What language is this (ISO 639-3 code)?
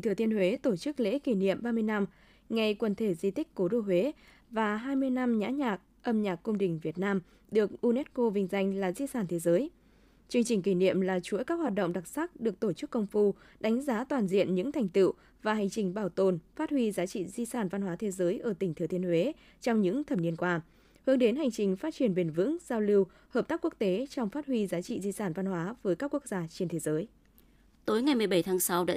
vie